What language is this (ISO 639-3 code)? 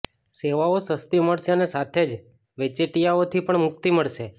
guj